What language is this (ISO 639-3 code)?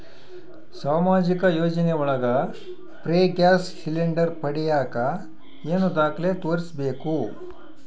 kan